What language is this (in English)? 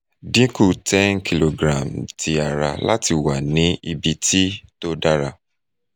Yoruba